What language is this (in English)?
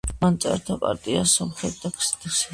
Georgian